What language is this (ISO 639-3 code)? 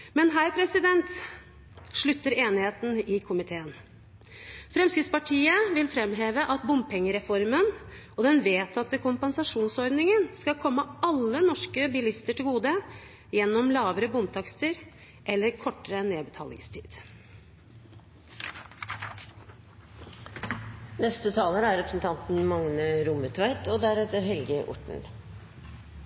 nor